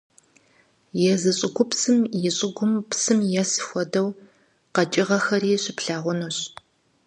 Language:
Kabardian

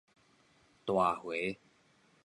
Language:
Min Nan Chinese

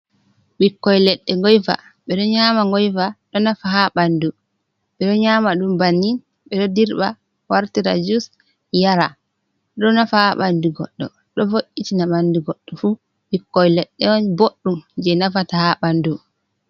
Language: Fula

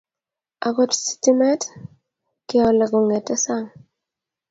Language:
Kalenjin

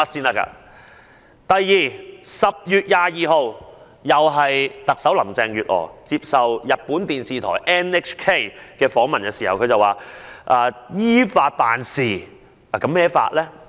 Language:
Cantonese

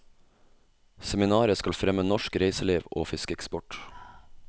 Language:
Norwegian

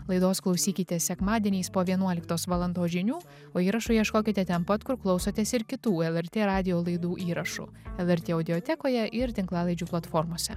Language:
Lithuanian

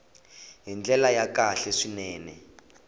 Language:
Tsonga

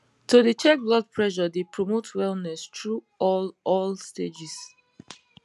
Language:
Nigerian Pidgin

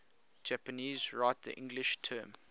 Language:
English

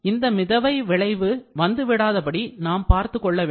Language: Tamil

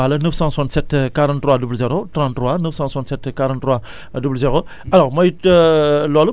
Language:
Wolof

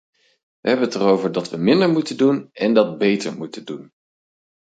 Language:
Dutch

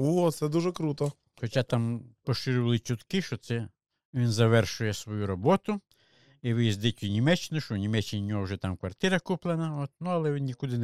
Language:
Ukrainian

